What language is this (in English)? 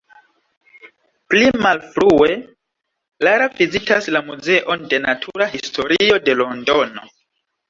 Esperanto